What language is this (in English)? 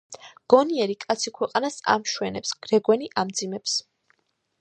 Georgian